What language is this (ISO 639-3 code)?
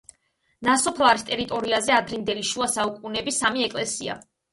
kat